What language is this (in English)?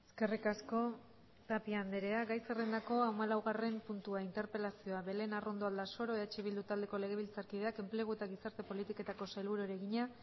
Basque